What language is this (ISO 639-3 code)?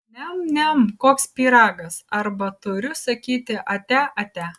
lit